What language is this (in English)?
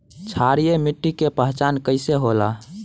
Bhojpuri